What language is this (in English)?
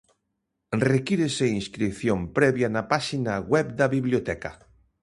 Galician